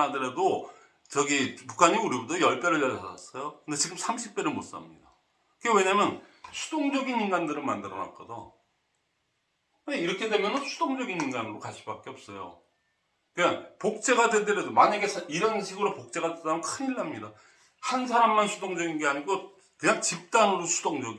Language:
Korean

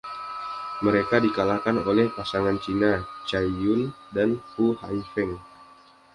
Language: Indonesian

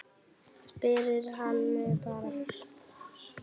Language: Icelandic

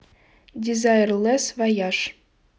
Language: Russian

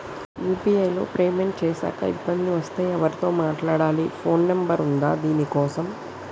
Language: Telugu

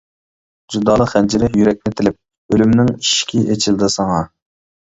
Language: Uyghur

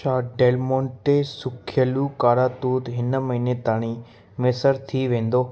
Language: Sindhi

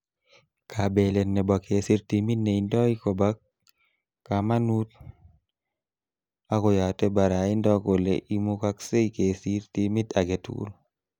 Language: Kalenjin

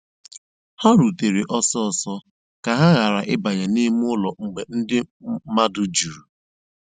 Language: Igbo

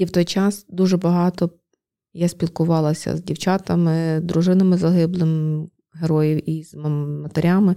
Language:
Ukrainian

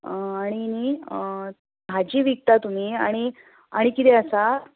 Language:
Konkani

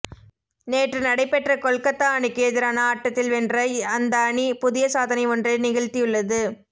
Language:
Tamil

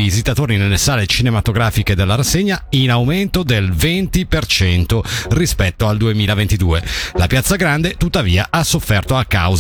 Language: Italian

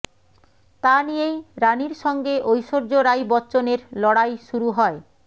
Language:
Bangla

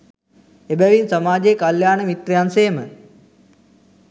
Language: Sinhala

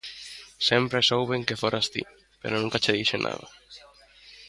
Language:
Galician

